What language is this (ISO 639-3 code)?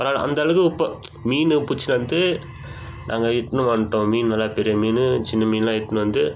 tam